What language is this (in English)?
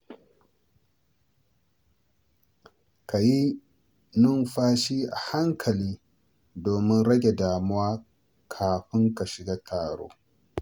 Hausa